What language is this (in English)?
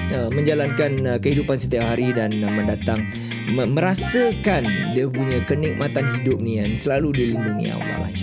Malay